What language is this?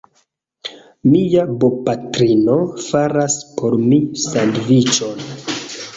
Esperanto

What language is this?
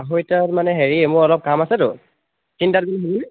Assamese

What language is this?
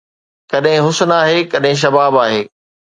Sindhi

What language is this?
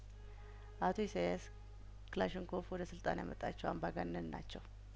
Amharic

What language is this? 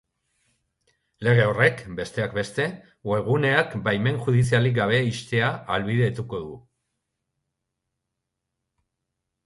Basque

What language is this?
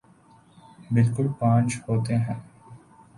Urdu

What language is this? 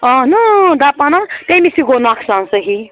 Kashmiri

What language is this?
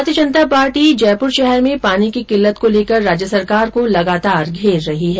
Hindi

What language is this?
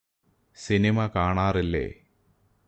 Malayalam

